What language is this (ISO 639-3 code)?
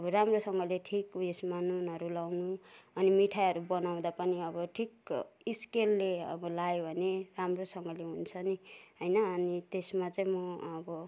nep